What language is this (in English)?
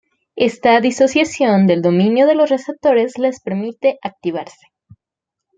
Spanish